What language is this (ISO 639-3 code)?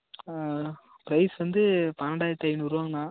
tam